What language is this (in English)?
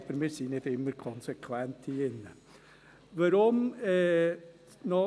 Swiss German